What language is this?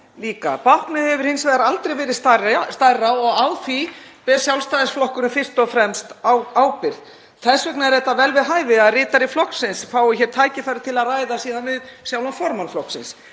Icelandic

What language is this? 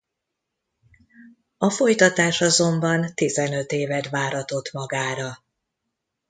Hungarian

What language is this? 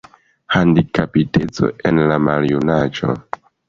Esperanto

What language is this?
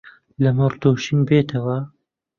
Central Kurdish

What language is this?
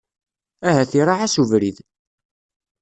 Kabyle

